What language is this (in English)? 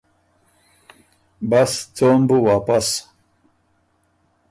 Ormuri